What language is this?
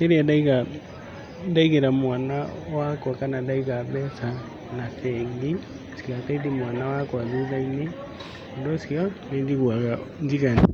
Kikuyu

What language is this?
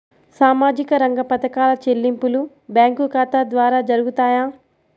Telugu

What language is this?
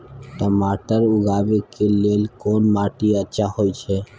Maithili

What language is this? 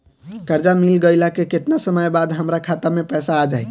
Bhojpuri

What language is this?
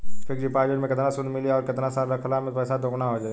Bhojpuri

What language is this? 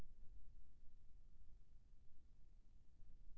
Chhattisgarhi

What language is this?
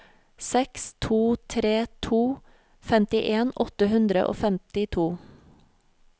Norwegian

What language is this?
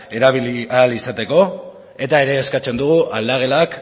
Basque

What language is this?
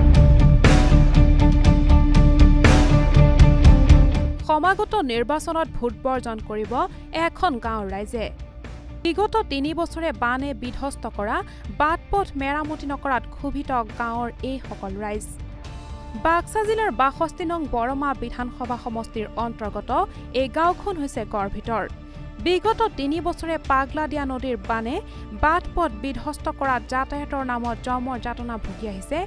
Thai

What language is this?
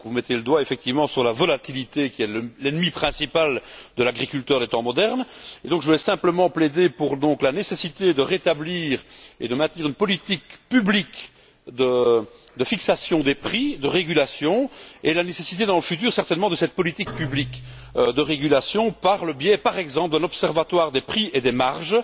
French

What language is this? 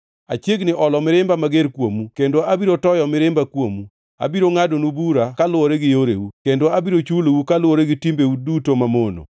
Luo (Kenya and Tanzania)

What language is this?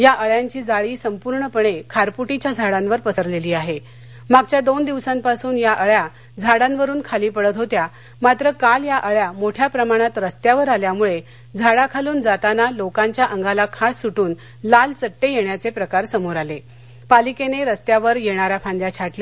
Marathi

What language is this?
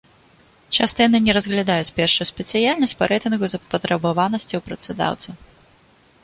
Belarusian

